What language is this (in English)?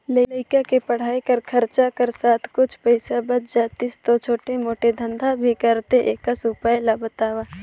Chhattisgarhi